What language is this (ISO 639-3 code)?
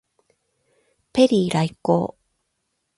jpn